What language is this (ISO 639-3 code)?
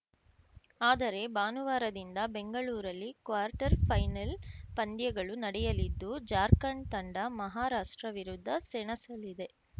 kan